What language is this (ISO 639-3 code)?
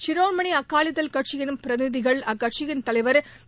tam